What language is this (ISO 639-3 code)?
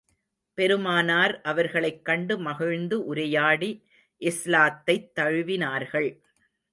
tam